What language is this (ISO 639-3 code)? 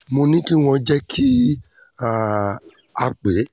yor